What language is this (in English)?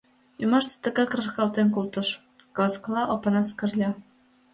Mari